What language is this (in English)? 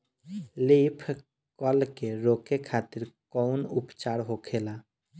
Bhojpuri